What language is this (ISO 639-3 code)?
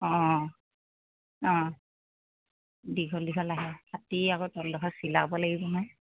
asm